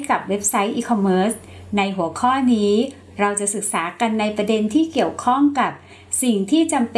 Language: Thai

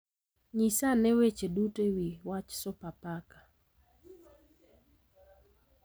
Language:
Luo (Kenya and Tanzania)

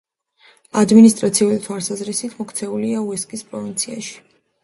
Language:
Georgian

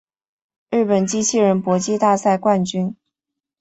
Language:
Chinese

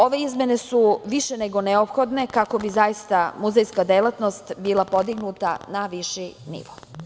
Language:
Serbian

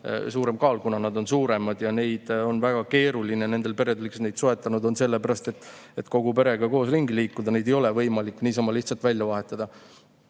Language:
Estonian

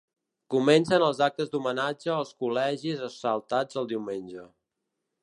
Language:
Catalan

